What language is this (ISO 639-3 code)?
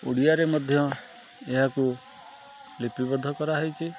ori